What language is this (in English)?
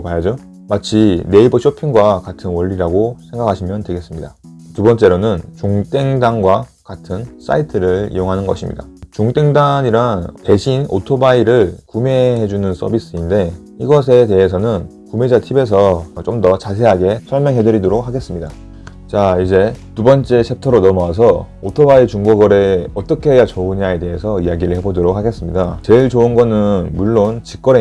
Korean